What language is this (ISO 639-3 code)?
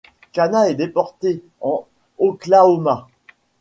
fra